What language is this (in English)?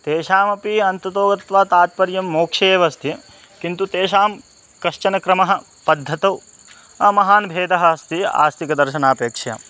Sanskrit